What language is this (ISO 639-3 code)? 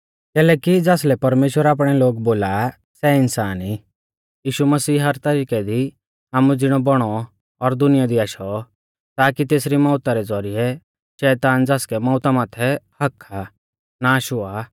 bfz